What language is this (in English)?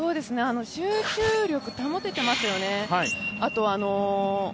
Japanese